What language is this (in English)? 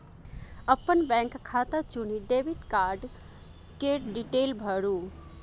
Maithili